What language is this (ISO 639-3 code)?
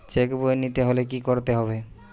ben